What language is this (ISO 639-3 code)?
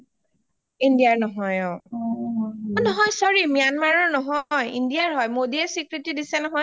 asm